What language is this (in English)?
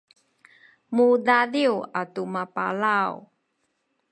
Sakizaya